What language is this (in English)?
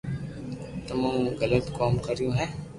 Loarki